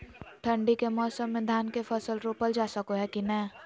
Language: Magahi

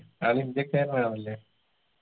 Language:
Malayalam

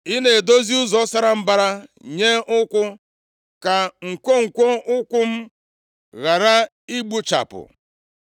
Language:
Igbo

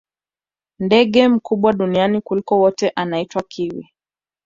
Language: Swahili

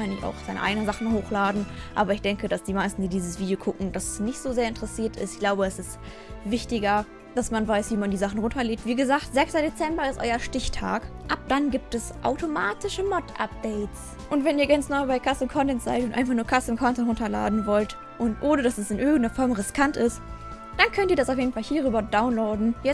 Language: German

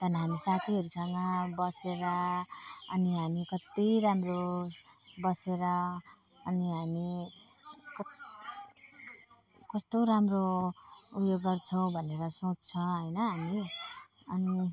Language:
Nepali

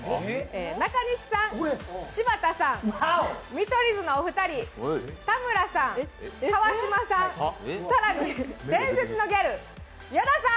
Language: Japanese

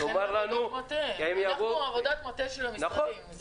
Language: Hebrew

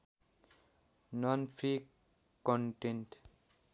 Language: Nepali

